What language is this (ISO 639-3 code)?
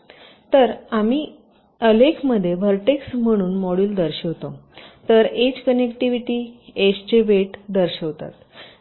mar